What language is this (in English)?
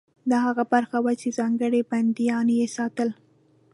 Pashto